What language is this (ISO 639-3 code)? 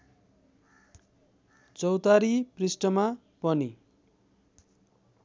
nep